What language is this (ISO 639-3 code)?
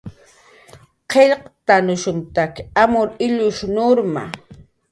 jqr